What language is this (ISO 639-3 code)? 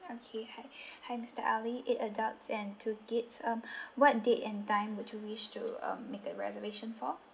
eng